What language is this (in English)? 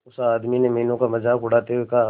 Hindi